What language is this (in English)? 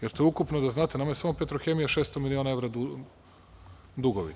Serbian